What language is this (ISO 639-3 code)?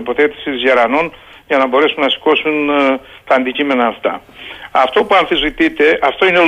ell